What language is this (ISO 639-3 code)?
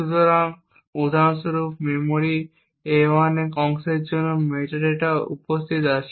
ben